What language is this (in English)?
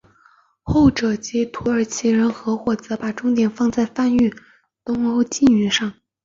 Chinese